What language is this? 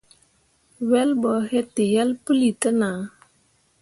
Mundang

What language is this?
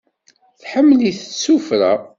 Kabyle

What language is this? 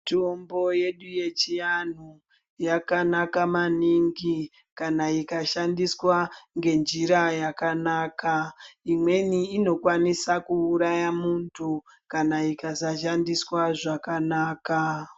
Ndau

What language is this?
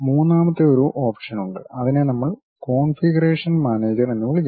Malayalam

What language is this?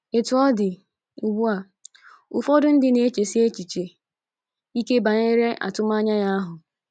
Igbo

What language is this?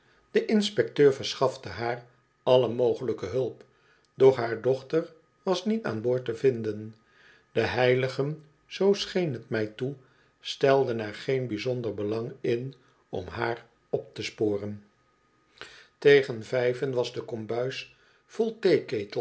Dutch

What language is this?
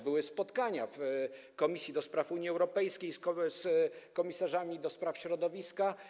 Polish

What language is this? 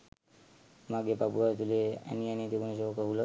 Sinhala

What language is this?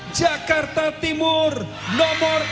Indonesian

